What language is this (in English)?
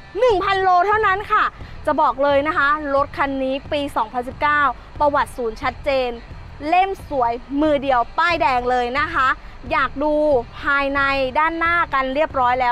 Thai